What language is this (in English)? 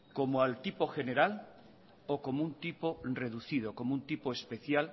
Spanish